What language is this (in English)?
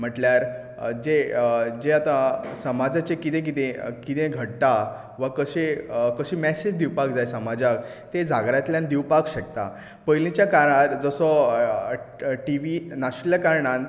Konkani